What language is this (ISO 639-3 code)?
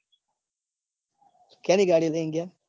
guj